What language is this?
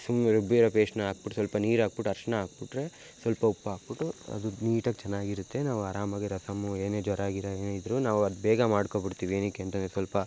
Kannada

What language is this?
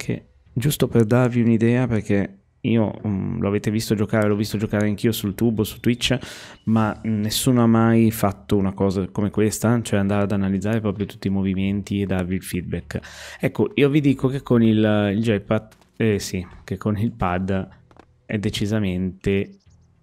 Italian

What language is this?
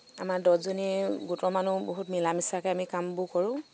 Assamese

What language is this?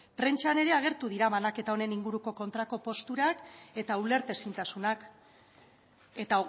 Basque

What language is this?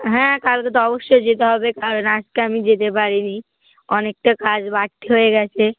Bangla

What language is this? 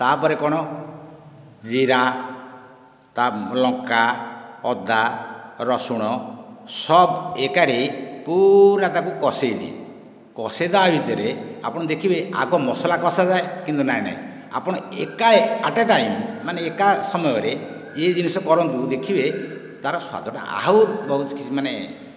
Odia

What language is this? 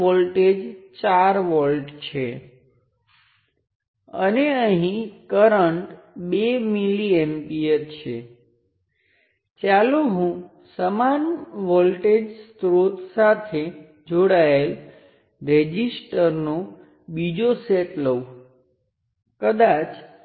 Gujarati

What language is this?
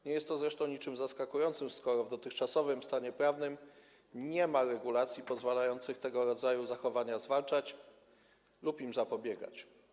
Polish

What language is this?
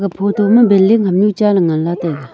Wancho Naga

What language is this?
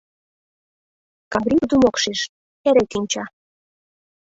Mari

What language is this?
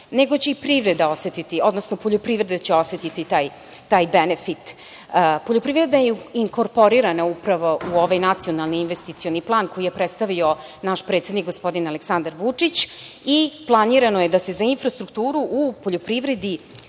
Serbian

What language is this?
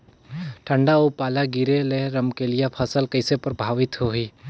Chhattisgarhi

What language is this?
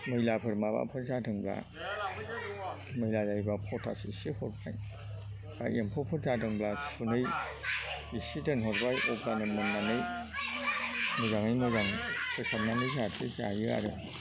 Bodo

